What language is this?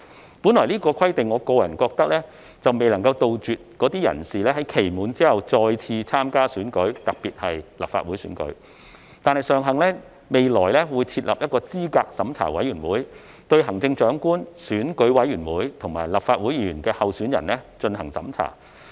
Cantonese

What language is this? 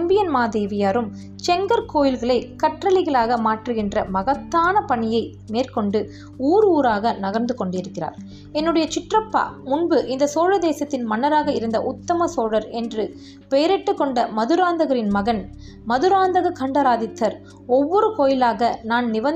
Tamil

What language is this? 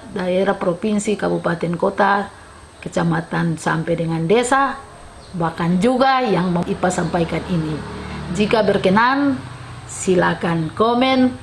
Indonesian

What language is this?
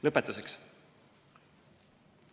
Estonian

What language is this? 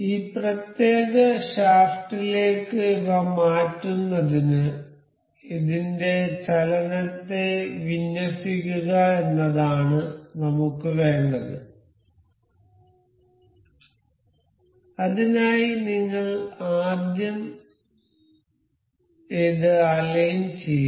Malayalam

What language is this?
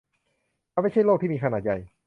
Thai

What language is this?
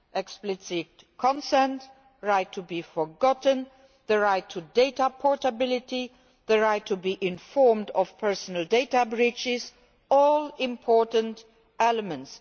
English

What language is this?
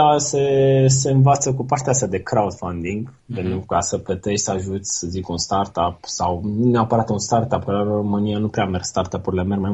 Romanian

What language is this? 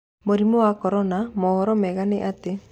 Kikuyu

